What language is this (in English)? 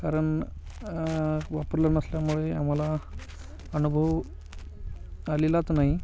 Marathi